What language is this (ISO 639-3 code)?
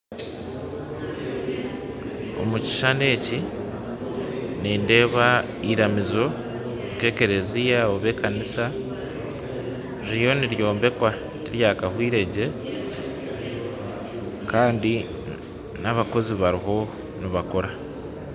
nyn